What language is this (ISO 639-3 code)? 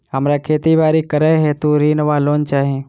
mai